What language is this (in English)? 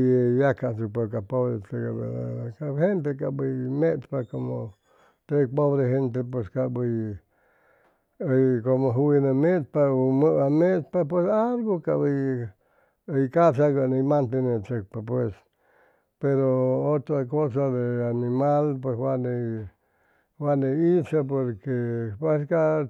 Chimalapa Zoque